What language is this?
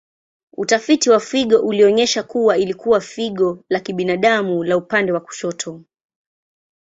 Swahili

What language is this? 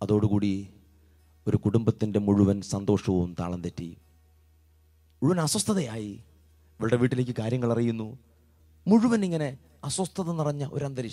Hindi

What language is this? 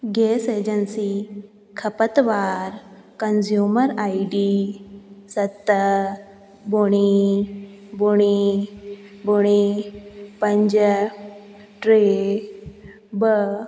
Sindhi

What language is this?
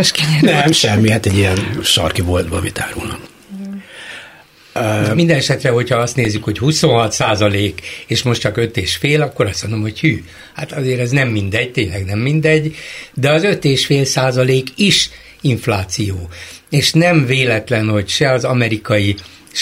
Hungarian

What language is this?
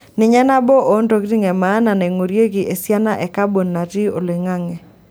Masai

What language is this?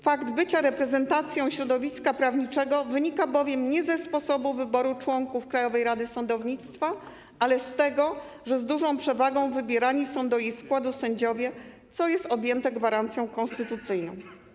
Polish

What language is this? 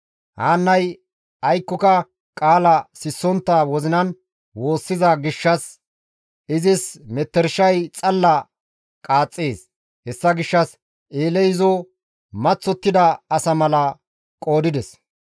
Gamo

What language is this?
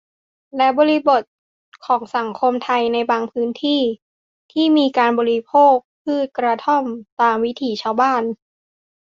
Thai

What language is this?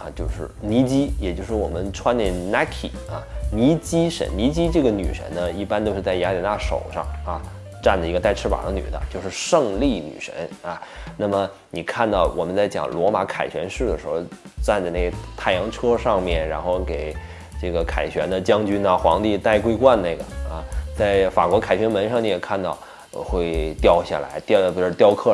Chinese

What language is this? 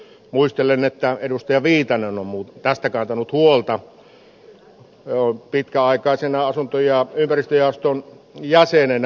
Finnish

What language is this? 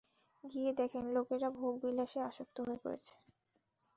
Bangla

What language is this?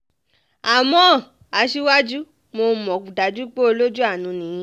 Yoruba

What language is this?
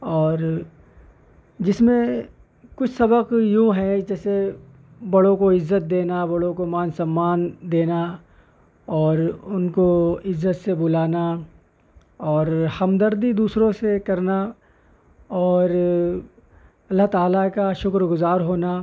Urdu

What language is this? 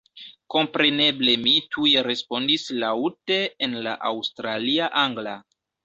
Esperanto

